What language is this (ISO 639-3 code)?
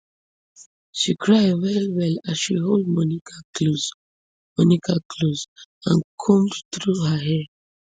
pcm